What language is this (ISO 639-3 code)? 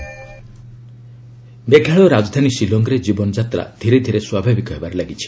ori